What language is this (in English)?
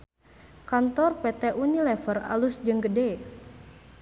Sundanese